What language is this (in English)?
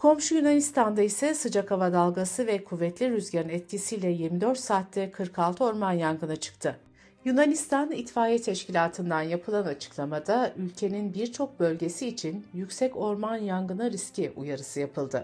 Turkish